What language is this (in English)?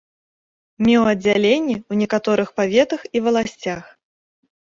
Belarusian